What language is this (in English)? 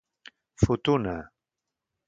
Catalan